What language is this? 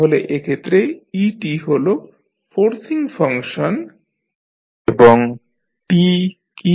Bangla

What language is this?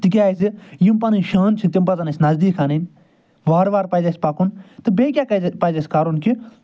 Kashmiri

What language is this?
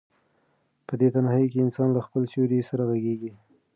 Pashto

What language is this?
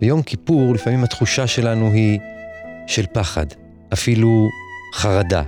Hebrew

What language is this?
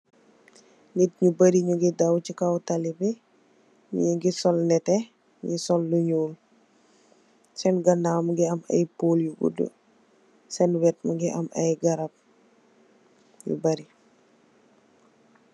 Wolof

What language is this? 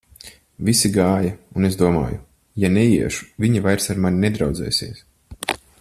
Latvian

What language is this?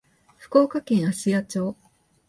Japanese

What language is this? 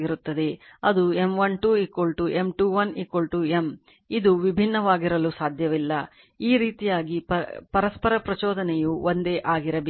Kannada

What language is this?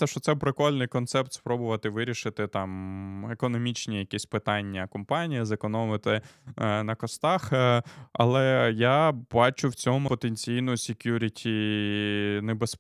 Ukrainian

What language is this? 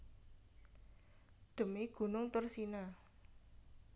Javanese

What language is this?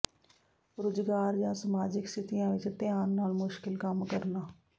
Punjabi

